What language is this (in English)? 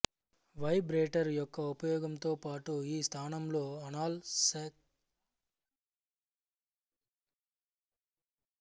Telugu